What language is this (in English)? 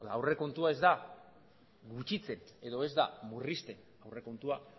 Basque